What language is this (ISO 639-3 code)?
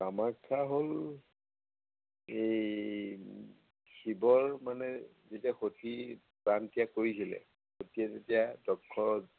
asm